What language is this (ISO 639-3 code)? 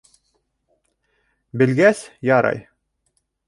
bak